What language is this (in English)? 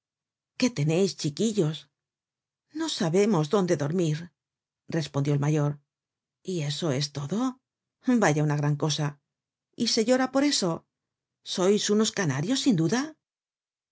Spanish